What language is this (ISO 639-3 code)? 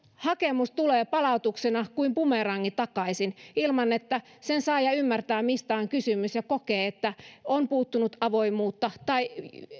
fin